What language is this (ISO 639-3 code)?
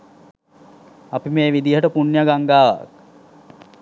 sin